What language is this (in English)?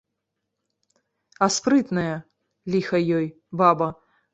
Belarusian